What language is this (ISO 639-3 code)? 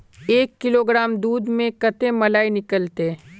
mag